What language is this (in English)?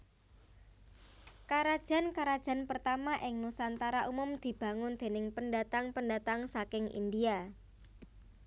Javanese